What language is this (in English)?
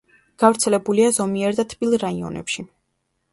Georgian